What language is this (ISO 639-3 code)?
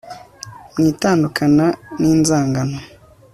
kin